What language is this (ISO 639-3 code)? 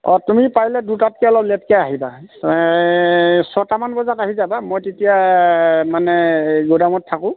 asm